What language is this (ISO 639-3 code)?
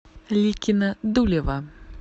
rus